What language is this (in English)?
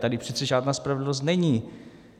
Czech